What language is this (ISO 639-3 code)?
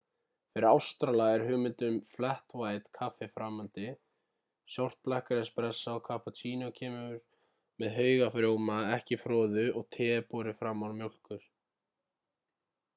isl